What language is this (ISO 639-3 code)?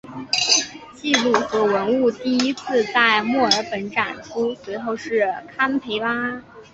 zho